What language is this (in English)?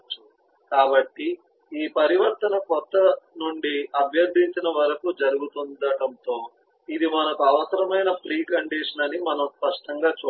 Telugu